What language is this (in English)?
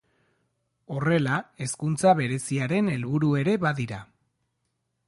Basque